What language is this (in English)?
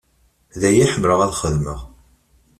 Kabyle